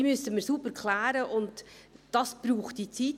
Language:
Swiss German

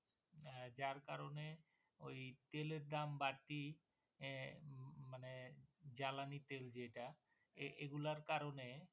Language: Bangla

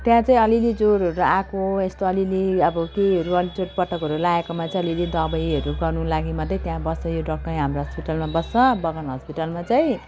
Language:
Nepali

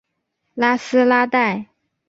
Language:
Chinese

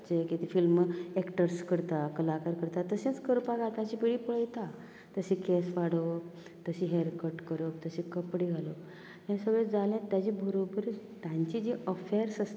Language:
Konkani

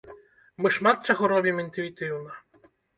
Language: Belarusian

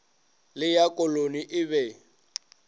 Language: Northern Sotho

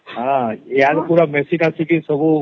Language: Odia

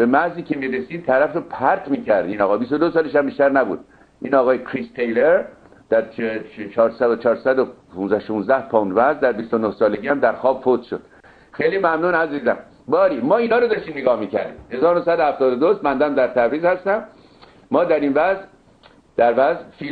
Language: Persian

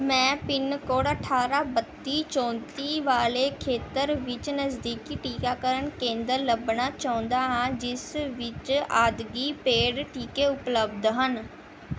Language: Punjabi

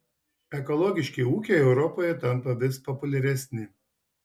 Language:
Lithuanian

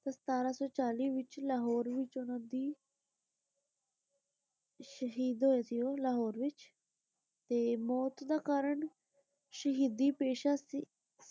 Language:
Punjabi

